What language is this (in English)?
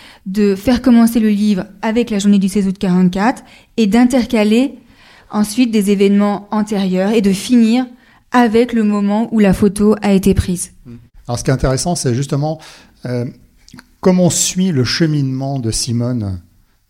French